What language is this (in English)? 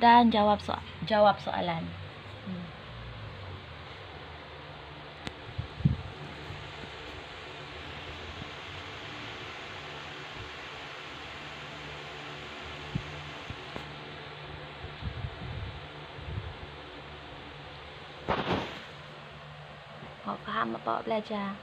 Malay